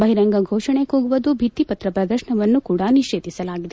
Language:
Kannada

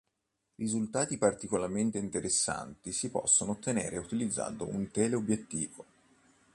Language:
Italian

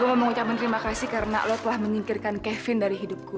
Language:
Indonesian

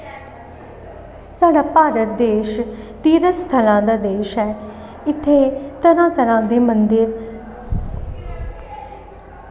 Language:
Dogri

